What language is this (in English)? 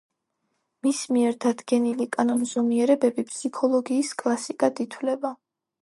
Georgian